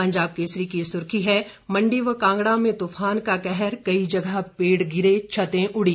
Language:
Hindi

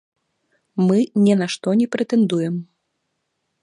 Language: Belarusian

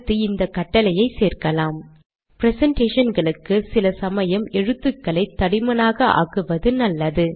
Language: Tamil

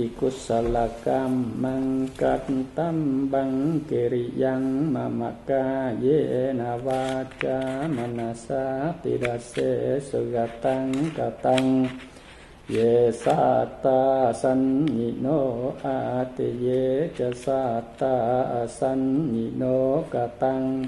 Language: Indonesian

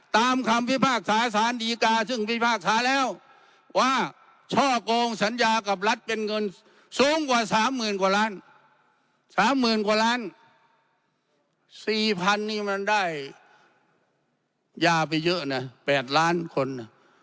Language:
Thai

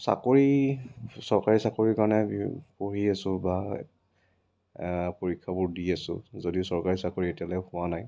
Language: Assamese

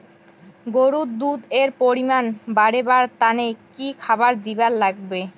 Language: Bangla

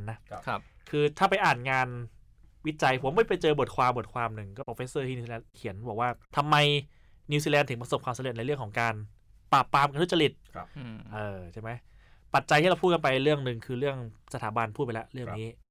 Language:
Thai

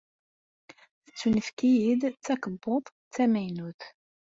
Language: Kabyle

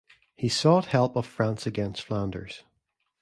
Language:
English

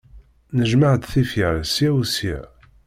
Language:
Kabyle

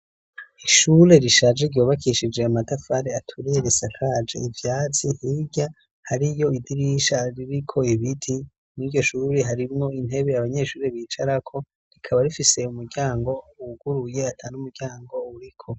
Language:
Rundi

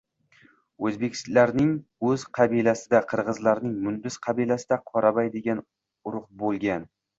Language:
Uzbek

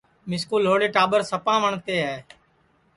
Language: Sansi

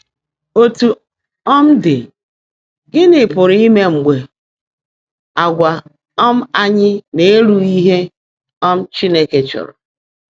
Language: Igbo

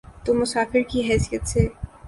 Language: Urdu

